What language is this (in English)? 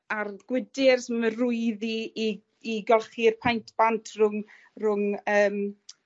Welsh